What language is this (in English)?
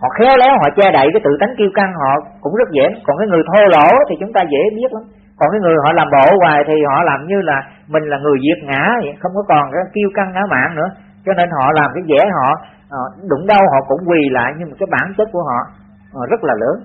Vietnamese